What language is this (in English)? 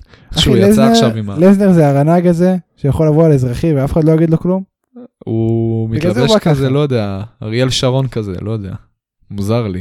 Hebrew